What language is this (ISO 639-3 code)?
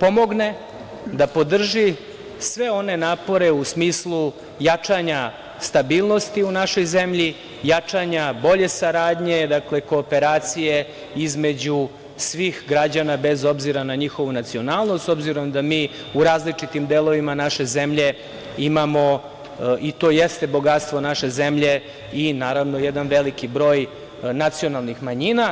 srp